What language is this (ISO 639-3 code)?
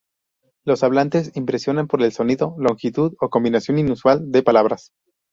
spa